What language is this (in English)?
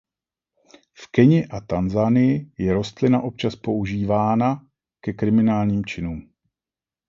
Czech